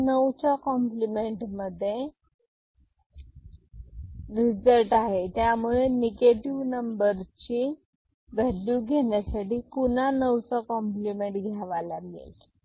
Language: Marathi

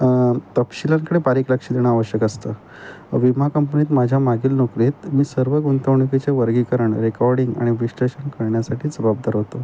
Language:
Marathi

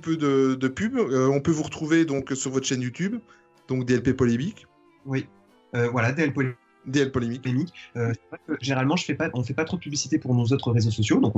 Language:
French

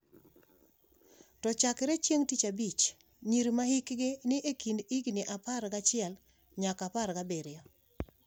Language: Luo (Kenya and Tanzania)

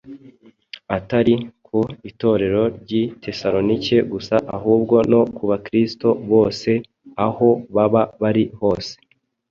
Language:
Kinyarwanda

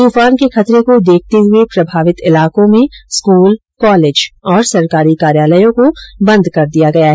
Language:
Hindi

